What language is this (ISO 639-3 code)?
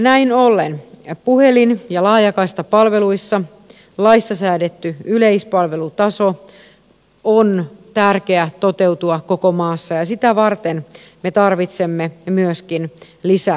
fin